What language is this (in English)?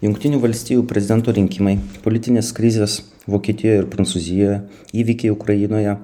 Lithuanian